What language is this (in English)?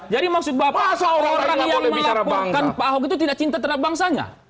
Indonesian